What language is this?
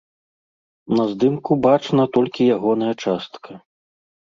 Belarusian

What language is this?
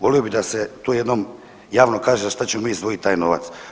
Croatian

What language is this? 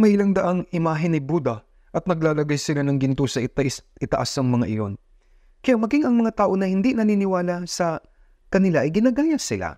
Filipino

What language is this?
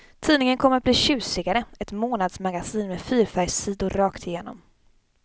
Swedish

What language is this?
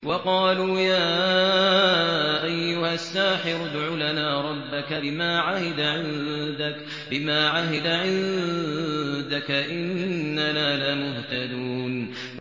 Arabic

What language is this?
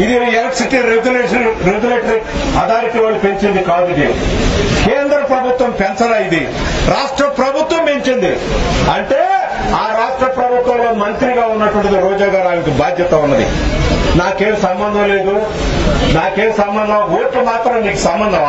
Korean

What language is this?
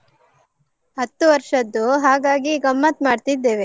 Kannada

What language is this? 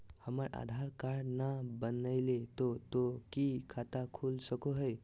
Magahi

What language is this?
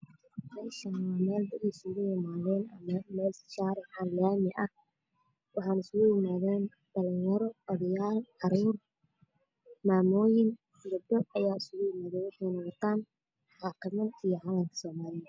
Somali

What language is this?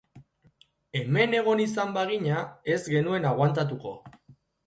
Basque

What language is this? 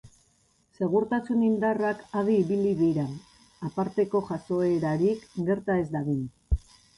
Basque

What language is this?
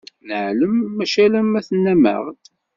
Kabyle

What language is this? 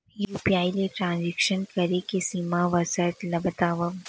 Chhattisgarhi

